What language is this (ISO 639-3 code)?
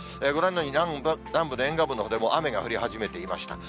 jpn